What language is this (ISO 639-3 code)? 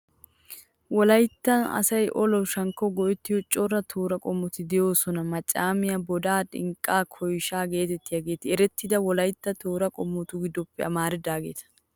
wal